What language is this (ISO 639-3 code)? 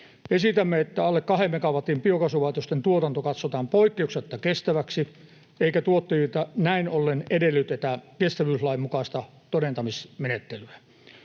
fin